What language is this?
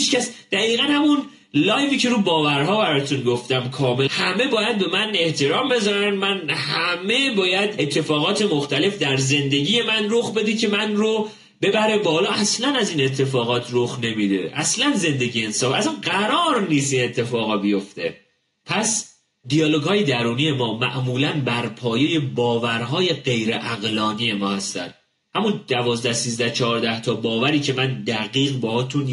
Persian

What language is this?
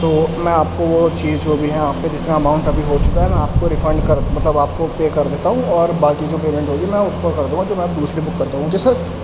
Urdu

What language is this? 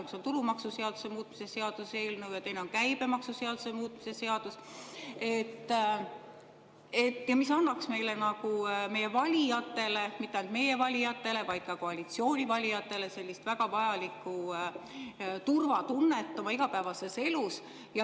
Estonian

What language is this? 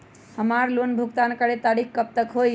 Magahi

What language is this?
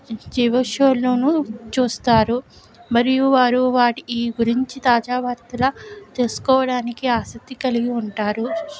Telugu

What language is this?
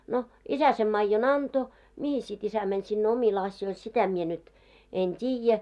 Finnish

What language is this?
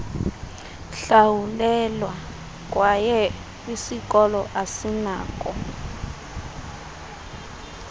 Xhosa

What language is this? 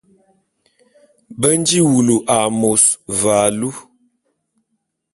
Bulu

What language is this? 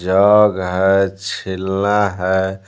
Hindi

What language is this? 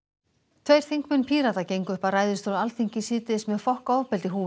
Icelandic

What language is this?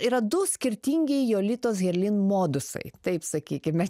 Lithuanian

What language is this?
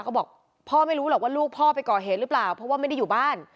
Thai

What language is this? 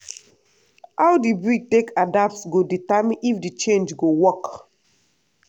Nigerian Pidgin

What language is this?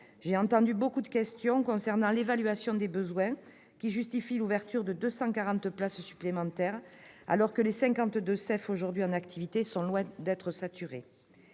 French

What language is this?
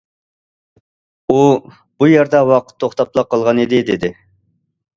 Uyghur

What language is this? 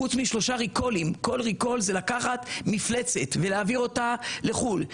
Hebrew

